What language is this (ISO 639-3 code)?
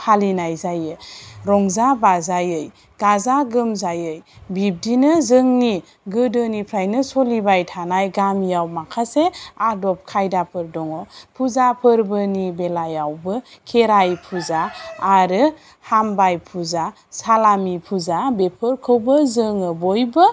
brx